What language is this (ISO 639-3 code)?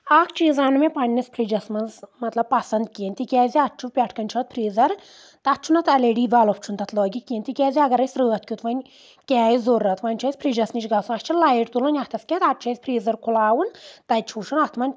kas